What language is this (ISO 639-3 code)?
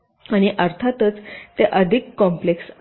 mar